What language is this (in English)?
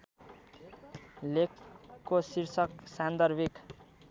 Nepali